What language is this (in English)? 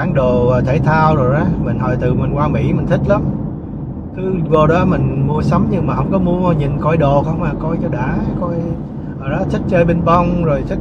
Vietnamese